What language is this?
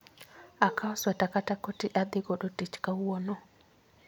Luo (Kenya and Tanzania)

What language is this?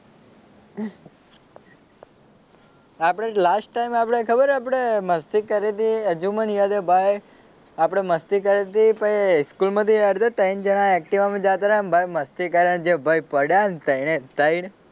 Gujarati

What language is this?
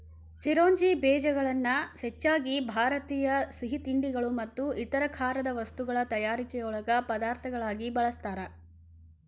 Kannada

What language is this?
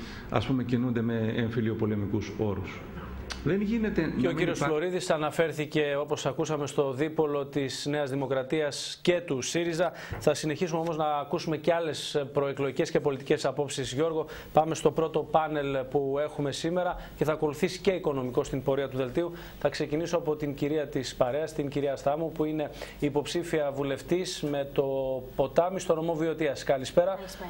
Greek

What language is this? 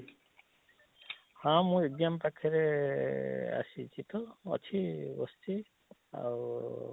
Odia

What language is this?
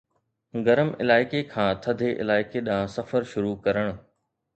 Sindhi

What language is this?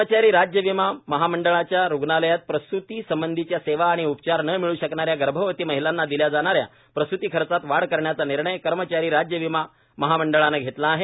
Marathi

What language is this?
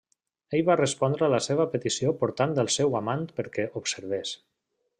Catalan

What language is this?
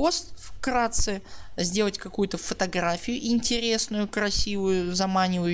Russian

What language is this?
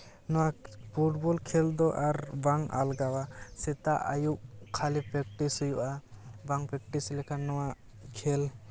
Santali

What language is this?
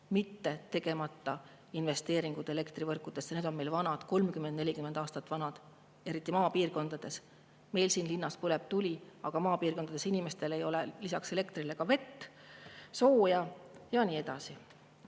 Estonian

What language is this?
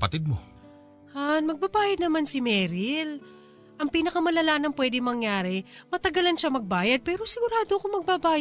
Filipino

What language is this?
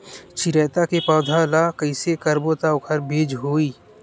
Chhattisgarhi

